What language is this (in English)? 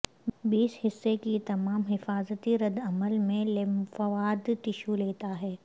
Urdu